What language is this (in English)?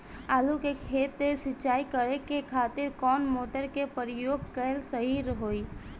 Bhojpuri